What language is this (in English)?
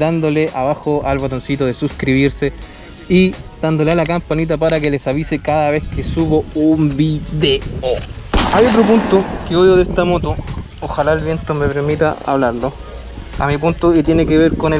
Spanish